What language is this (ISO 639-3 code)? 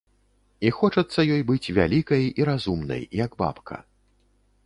bel